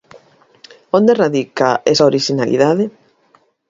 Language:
Galician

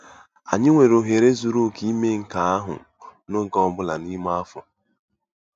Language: Igbo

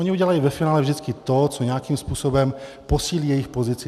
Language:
Czech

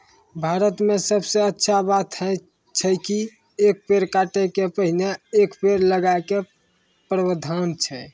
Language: Maithili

